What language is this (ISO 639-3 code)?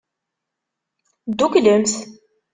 kab